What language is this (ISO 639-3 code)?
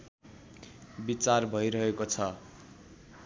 nep